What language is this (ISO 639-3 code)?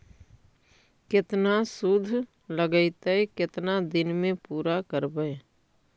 mag